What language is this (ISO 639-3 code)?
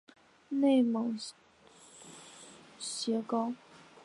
zho